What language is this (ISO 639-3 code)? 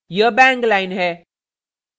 hin